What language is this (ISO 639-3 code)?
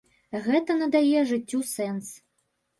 bel